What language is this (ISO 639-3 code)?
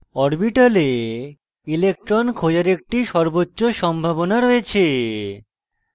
ben